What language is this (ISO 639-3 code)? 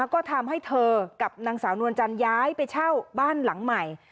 tha